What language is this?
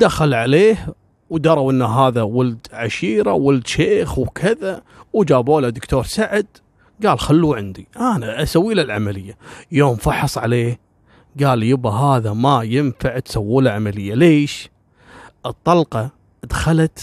Arabic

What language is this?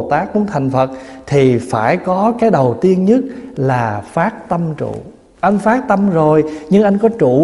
Vietnamese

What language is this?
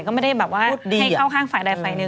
Thai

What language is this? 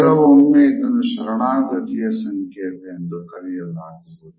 Kannada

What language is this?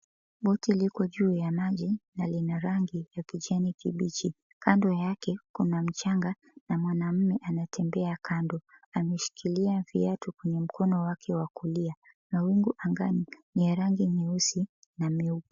Swahili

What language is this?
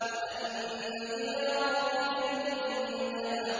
Arabic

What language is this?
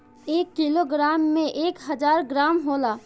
Bhojpuri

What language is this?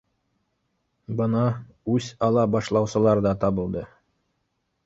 Bashkir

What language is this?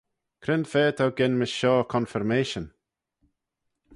Manx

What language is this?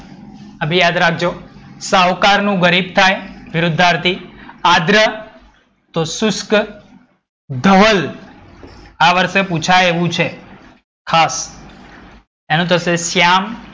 Gujarati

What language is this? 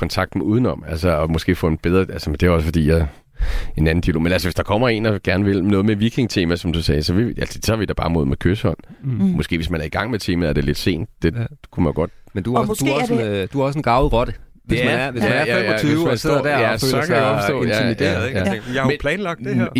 Danish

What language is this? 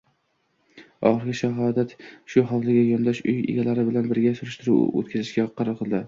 Uzbek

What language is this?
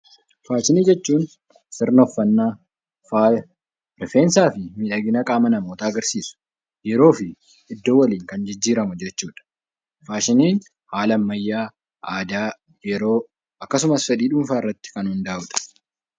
Oromo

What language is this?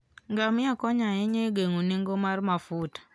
Luo (Kenya and Tanzania)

